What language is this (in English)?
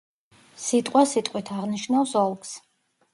Georgian